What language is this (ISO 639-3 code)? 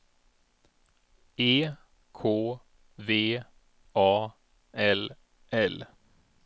swe